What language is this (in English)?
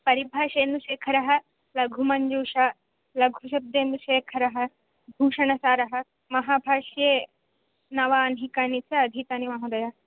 Sanskrit